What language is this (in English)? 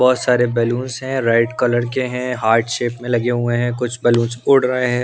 Hindi